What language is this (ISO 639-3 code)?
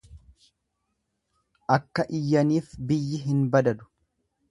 orm